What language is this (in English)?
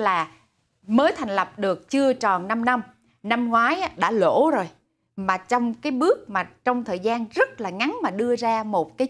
Vietnamese